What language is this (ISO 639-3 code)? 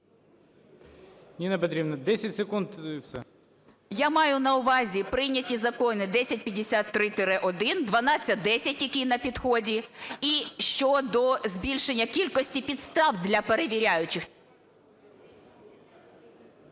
ukr